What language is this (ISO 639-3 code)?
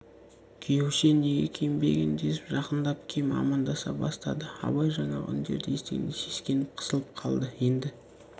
kaz